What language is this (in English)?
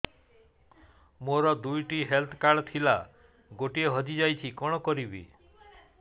Odia